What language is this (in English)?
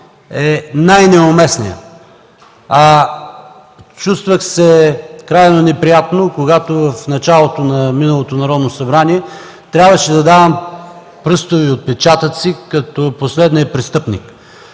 Bulgarian